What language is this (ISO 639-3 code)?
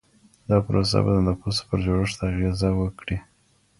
pus